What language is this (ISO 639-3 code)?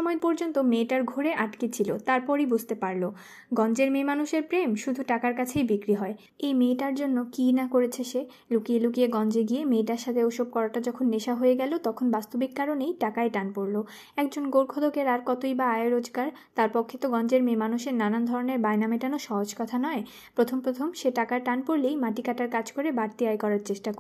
ben